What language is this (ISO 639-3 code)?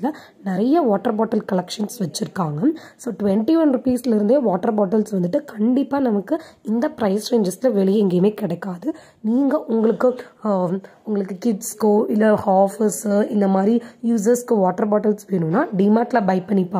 tam